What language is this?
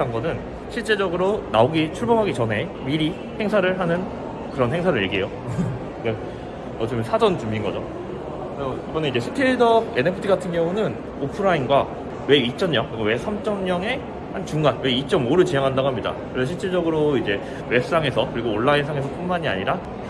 Korean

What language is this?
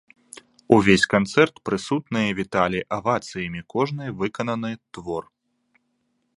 Belarusian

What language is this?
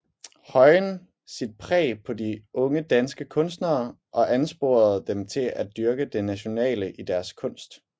Danish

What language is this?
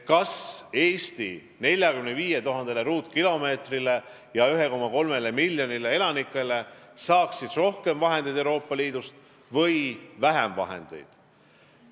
Estonian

